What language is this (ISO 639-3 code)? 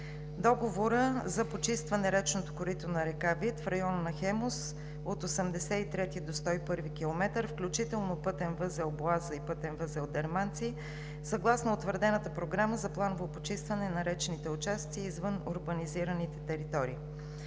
bul